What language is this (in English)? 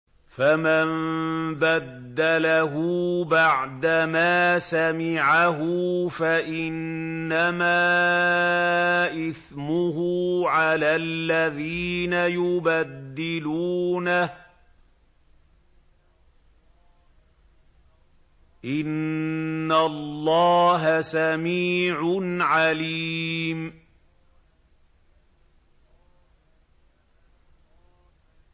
Arabic